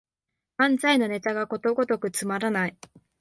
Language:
Japanese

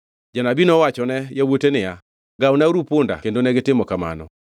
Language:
Luo (Kenya and Tanzania)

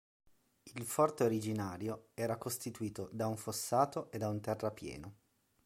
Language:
Italian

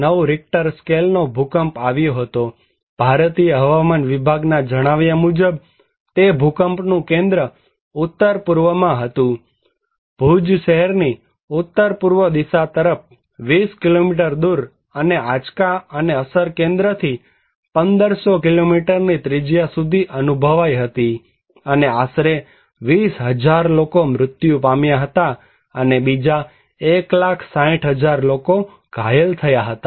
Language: Gujarati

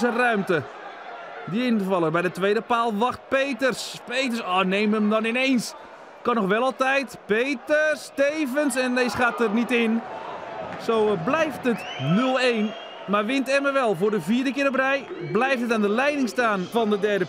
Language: Dutch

